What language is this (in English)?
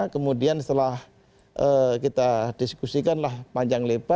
Indonesian